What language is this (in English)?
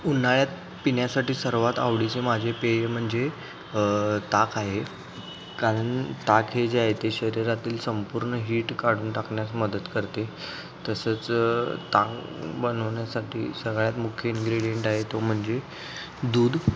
Marathi